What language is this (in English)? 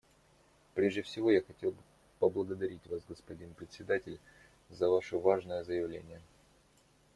Russian